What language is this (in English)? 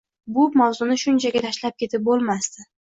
Uzbek